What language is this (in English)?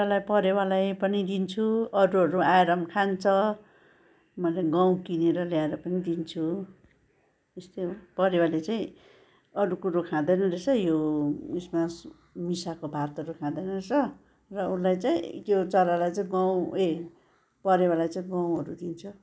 Nepali